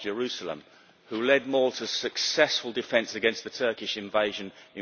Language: English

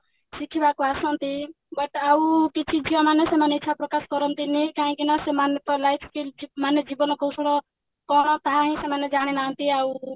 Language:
Odia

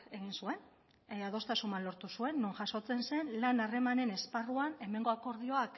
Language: Basque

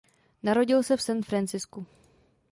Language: Czech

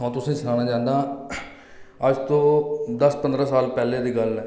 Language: Dogri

